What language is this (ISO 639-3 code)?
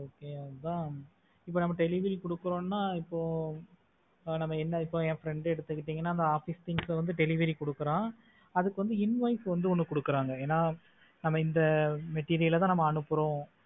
tam